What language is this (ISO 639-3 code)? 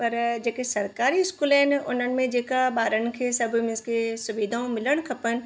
snd